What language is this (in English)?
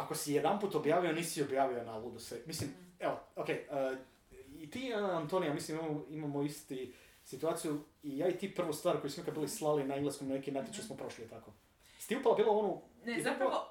Croatian